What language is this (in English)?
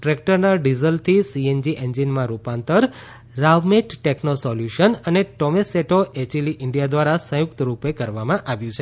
Gujarati